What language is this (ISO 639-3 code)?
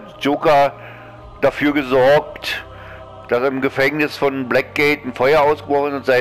deu